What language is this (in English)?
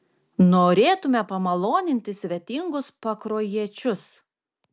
Lithuanian